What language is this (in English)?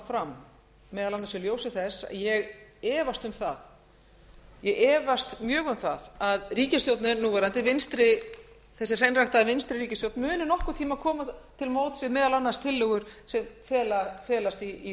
Icelandic